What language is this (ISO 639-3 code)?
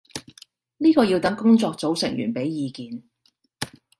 yue